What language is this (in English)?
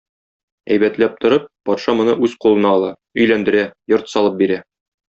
Tatar